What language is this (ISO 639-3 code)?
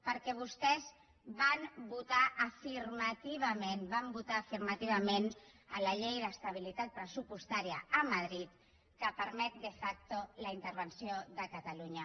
cat